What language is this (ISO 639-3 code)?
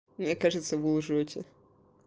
rus